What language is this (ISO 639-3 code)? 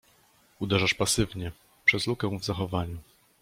pol